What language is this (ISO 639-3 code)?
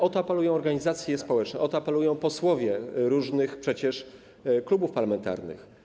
pol